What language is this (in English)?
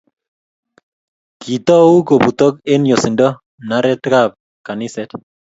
Kalenjin